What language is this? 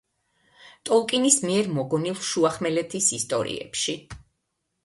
Georgian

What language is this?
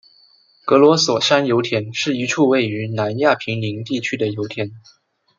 Chinese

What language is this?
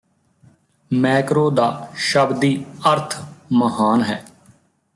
Punjabi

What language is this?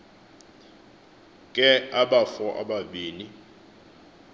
Xhosa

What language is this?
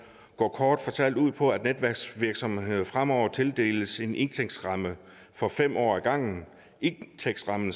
Danish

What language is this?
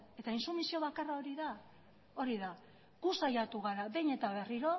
Basque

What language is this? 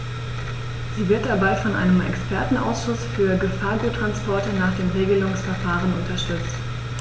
German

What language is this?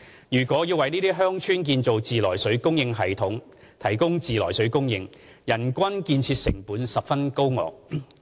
Cantonese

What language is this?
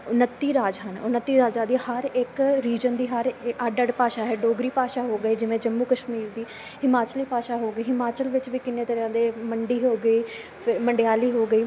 Punjabi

